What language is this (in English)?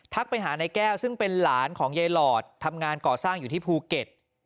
Thai